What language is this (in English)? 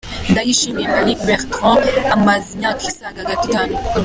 Kinyarwanda